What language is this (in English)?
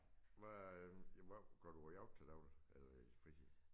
Danish